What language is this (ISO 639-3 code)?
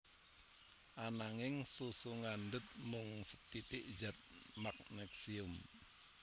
jav